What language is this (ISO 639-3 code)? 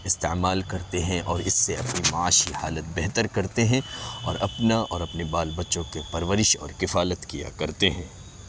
urd